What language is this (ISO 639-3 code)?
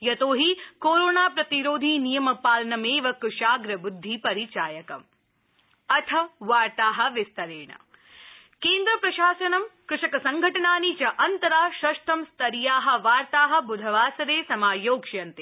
san